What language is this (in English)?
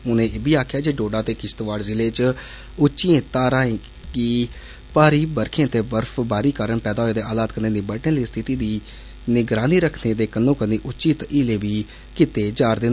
Dogri